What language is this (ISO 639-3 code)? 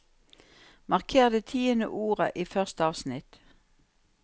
nor